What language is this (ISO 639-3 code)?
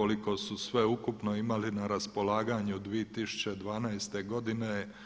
hrv